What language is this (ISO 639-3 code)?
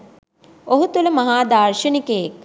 sin